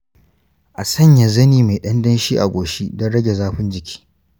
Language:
Hausa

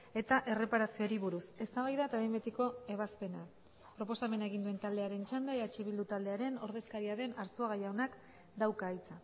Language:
Basque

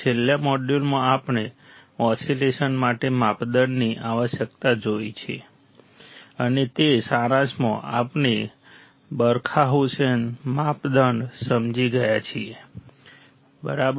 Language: Gujarati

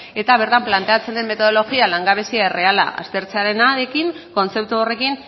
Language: Basque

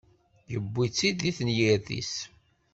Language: Kabyle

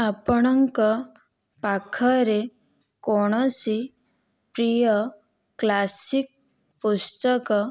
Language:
Odia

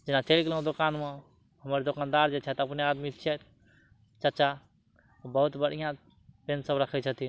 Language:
Maithili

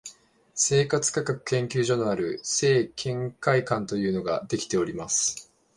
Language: Japanese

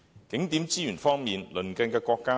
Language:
Cantonese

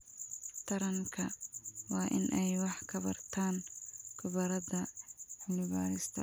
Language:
Somali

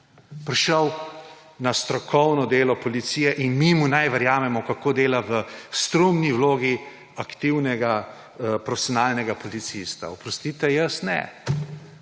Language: Slovenian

